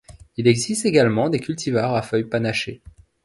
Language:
French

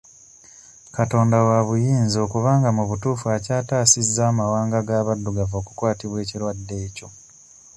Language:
Ganda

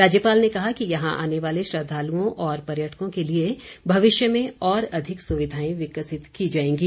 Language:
Hindi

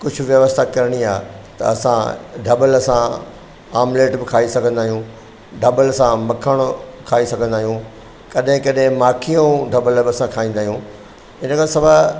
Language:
Sindhi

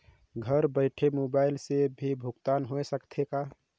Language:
Chhattisgarhi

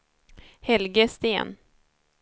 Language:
Swedish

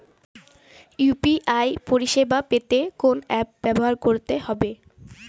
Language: Bangla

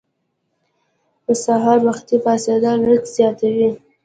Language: Pashto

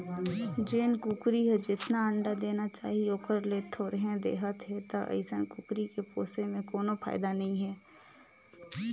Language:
Chhattisgarhi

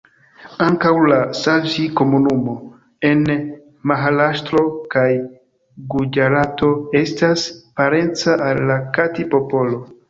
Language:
Esperanto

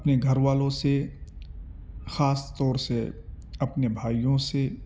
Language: Urdu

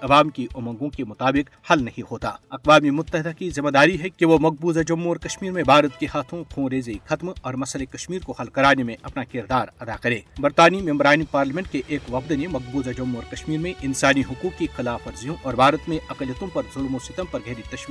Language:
Urdu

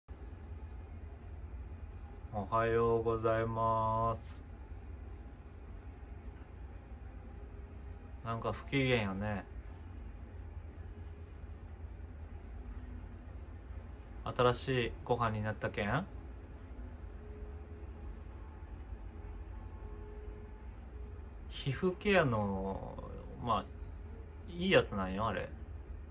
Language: Japanese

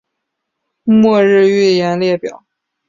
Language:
Chinese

